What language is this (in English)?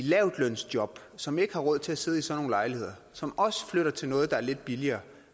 Danish